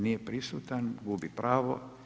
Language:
Croatian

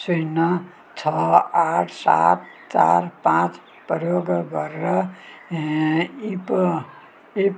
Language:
Nepali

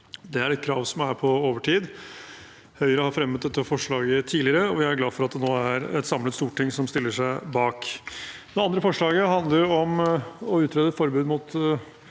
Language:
Norwegian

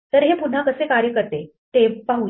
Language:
Marathi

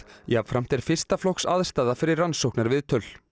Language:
Icelandic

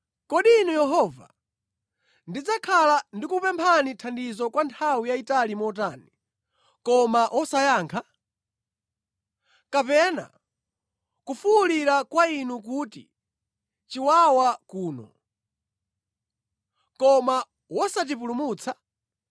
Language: Nyanja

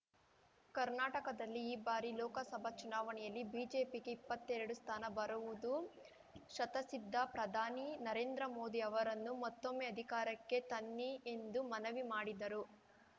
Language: Kannada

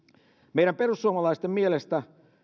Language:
Finnish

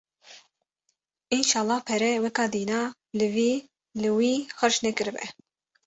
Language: Kurdish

